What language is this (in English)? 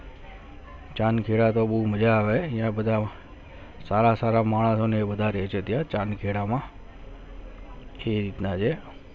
Gujarati